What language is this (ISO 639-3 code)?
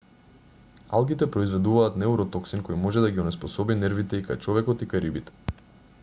mkd